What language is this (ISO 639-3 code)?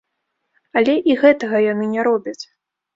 bel